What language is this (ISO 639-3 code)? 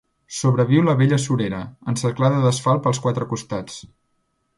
cat